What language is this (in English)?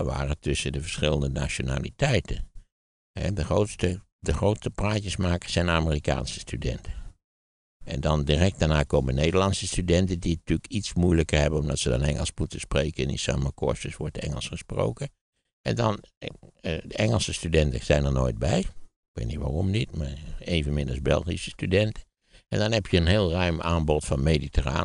Dutch